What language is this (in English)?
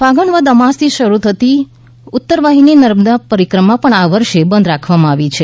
Gujarati